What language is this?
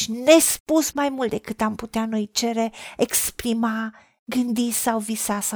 Romanian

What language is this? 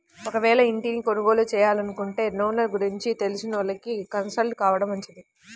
Telugu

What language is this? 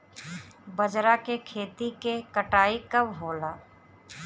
Bhojpuri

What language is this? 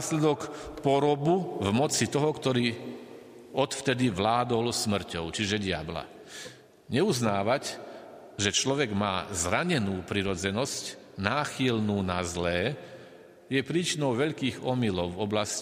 Slovak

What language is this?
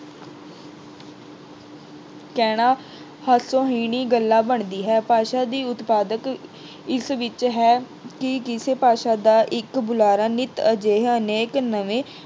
Punjabi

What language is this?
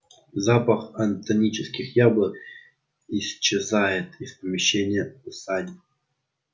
Russian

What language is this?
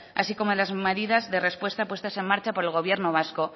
Spanish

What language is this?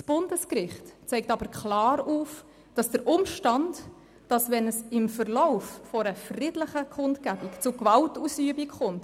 Swiss German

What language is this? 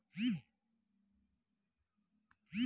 Telugu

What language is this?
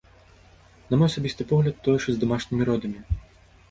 Belarusian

